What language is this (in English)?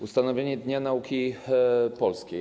Polish